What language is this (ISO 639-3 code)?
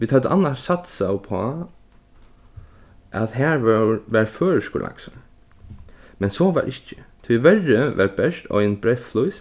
fao